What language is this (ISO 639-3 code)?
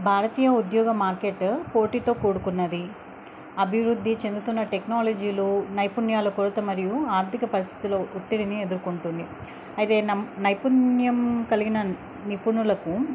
tel